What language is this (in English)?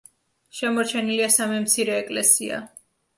Georgian